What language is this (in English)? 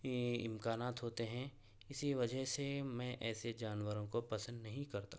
Urdu